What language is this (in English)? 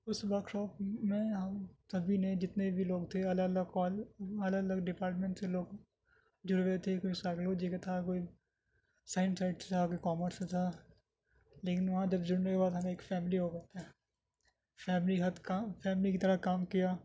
Urdu